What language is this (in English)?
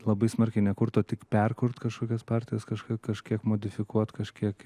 Lithuanian